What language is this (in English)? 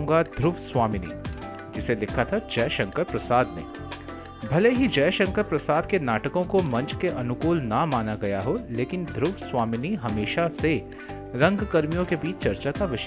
Hindi